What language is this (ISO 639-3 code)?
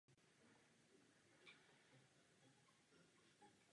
ces